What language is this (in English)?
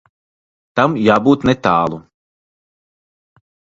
Latvian